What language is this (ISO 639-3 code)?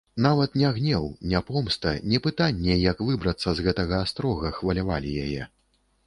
bel